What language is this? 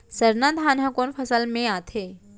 Chhattisgarhi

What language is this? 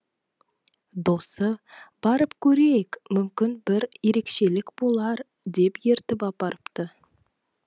Kazakh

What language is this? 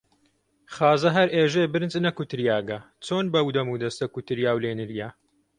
Central Kurdish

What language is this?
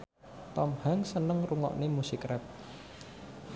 Javanese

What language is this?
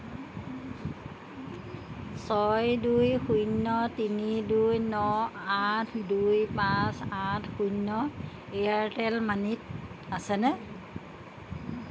Assamese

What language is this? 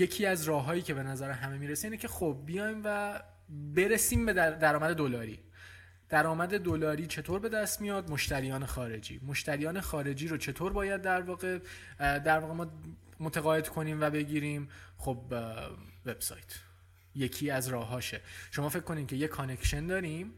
Persian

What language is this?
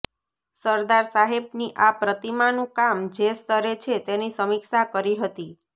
Gujarati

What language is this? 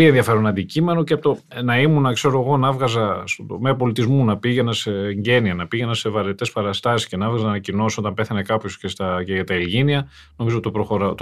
Greek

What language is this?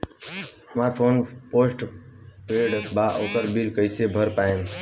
Bhojpuri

